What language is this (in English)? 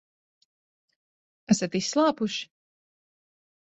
Latvian